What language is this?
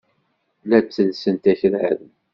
Kabyle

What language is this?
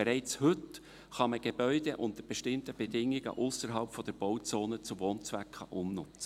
Swiss German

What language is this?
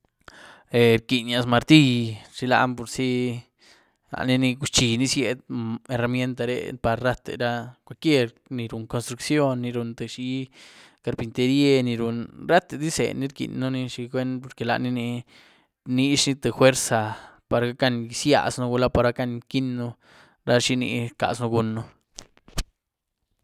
Güilá Zapotec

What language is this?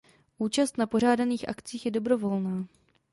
Czech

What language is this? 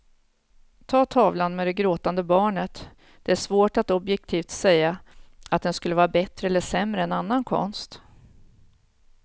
Swedish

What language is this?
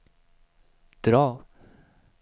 Swedish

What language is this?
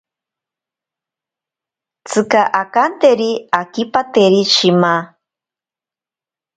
Ashéninka Perené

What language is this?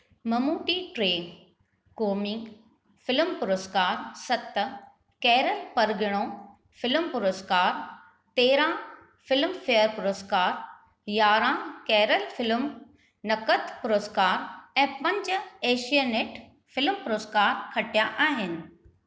Sindhi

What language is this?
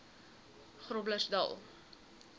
Afrikaans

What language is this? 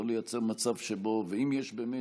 Hebrew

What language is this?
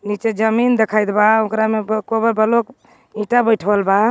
Magahi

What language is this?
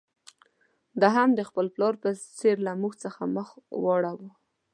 Pashto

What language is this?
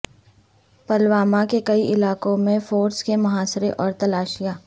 Urdu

